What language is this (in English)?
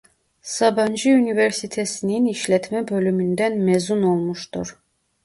Turkish